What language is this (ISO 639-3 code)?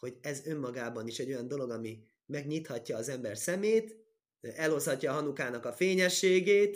hun